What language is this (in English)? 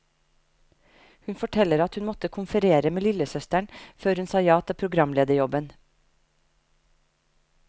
Norwegian